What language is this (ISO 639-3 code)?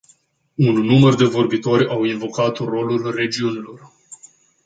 ron